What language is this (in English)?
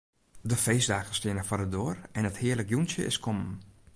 Western Frisian